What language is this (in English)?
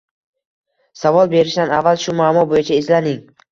Uzbek